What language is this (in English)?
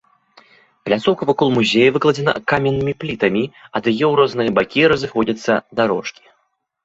Belarusian